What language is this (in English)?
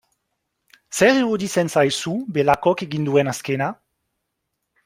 Basque